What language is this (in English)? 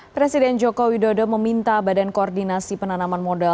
Indonesian